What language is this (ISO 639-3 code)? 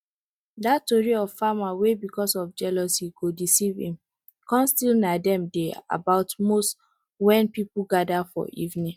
pcm